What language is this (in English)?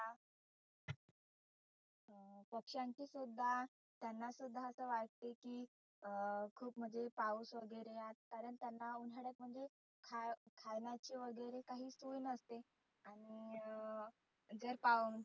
Marathi